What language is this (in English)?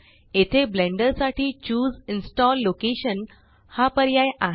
Marathi